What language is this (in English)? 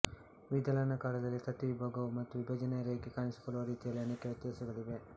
Kannada